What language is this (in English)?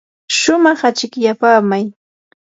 Yanahuanca Pasco Quechua